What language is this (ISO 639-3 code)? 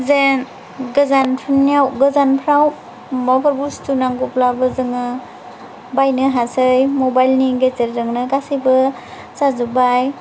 brx